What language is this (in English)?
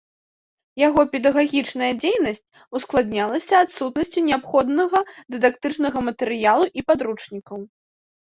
Belarusian